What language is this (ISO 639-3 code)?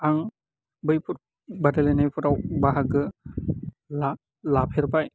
brx